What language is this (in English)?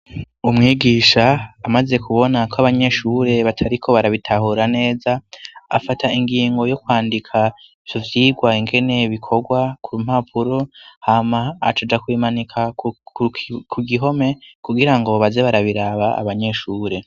Rundi